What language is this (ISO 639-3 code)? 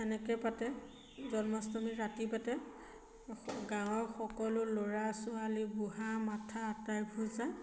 asm